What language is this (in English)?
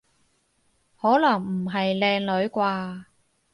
Cantonese